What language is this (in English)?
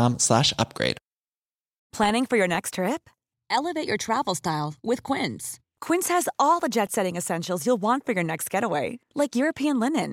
Persian